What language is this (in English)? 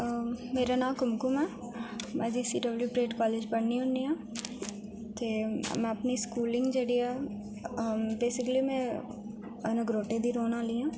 Dogri